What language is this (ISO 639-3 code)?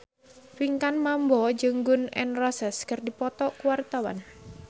sun